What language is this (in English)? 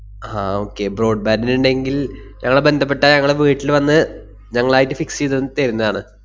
Malayalam